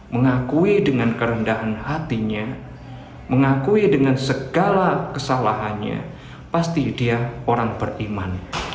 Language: Indonesian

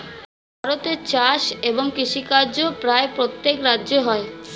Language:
Bangla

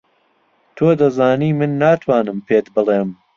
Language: Central Kurdish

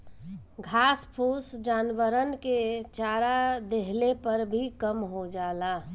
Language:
Bhojpuri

